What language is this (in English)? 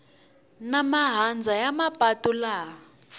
Tsonga